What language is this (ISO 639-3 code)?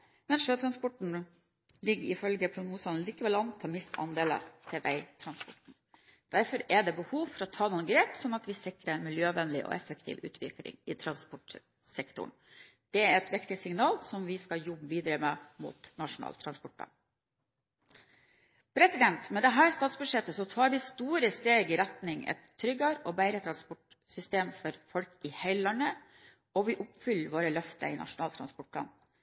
nob